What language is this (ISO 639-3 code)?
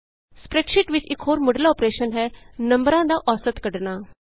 pan